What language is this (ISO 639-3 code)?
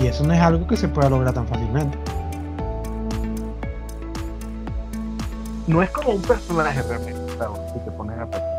spa